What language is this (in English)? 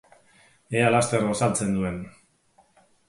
Basque